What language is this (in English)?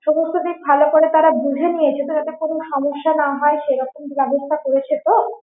Bangla